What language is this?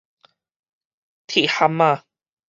Min Nan Chinese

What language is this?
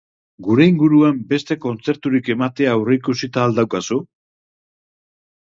Basque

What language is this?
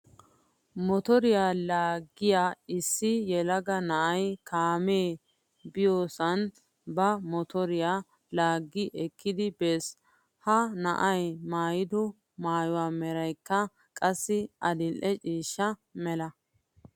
Wolaytta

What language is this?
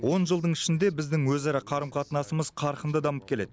Kazakh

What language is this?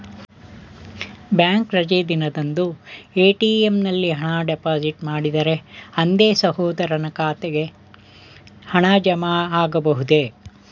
Kannada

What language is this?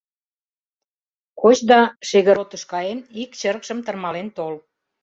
Mari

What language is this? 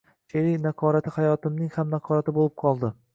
Uzbek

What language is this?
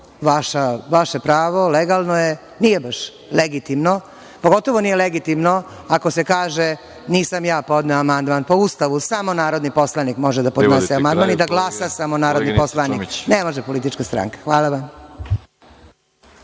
Serbian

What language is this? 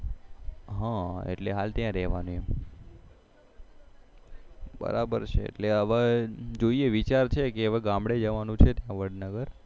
Gujarati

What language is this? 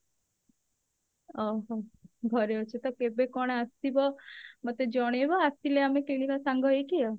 Odia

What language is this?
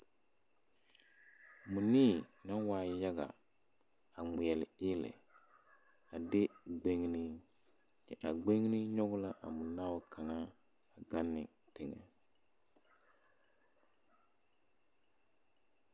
Southern Dagaare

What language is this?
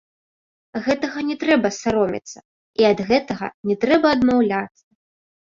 Belarusian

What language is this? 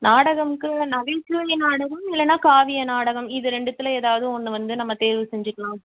Tamil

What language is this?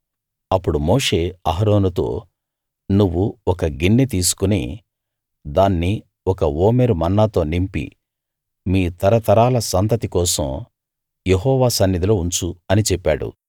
Telugu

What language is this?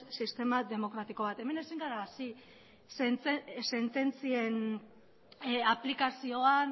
Basque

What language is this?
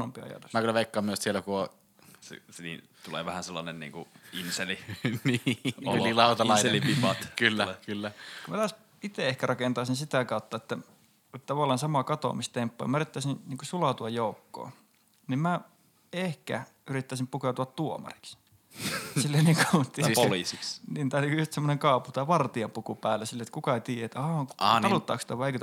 Finnish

